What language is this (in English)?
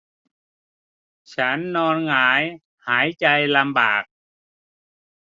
Thai